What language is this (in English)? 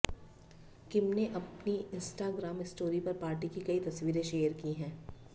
Hindi